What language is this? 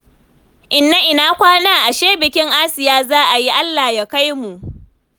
Hausa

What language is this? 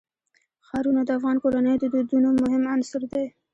Pashto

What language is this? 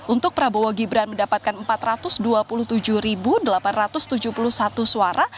Indonesian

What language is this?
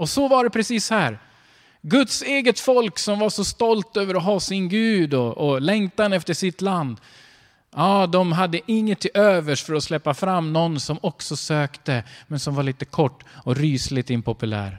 Swedish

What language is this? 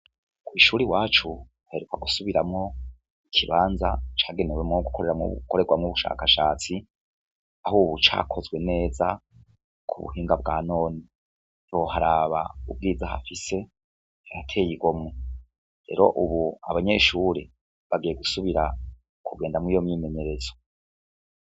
Rundi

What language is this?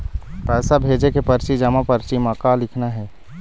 Chhattisgarhi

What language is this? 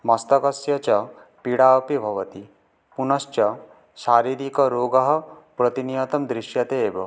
Sanskrit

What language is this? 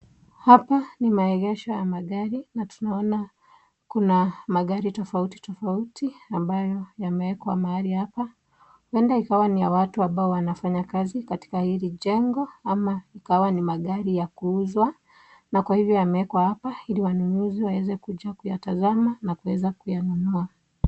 Swahili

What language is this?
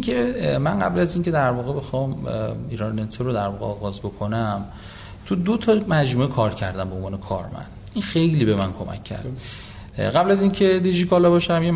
Persian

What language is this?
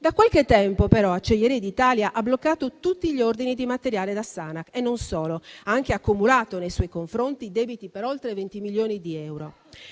Italian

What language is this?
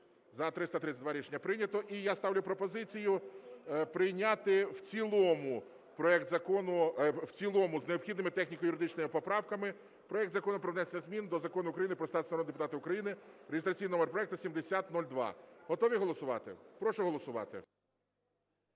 Ukrainian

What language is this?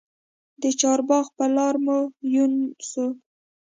Pashto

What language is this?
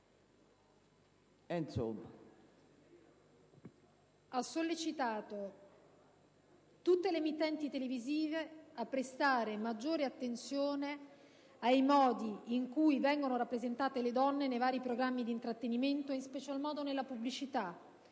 Italian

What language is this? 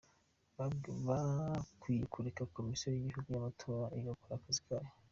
Kinyarwanda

